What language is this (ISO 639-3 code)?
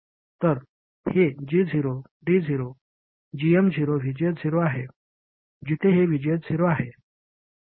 mar